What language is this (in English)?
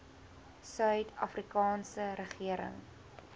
Afrikaans